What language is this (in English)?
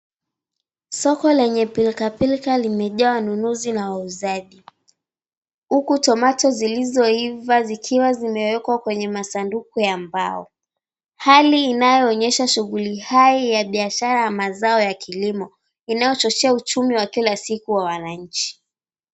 Swahili